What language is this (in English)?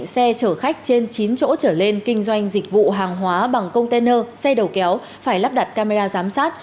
Vietnamese